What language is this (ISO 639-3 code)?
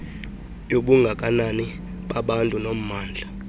xho